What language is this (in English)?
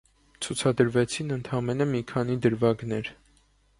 Armenian